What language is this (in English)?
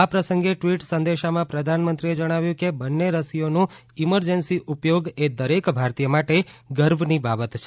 Gujarati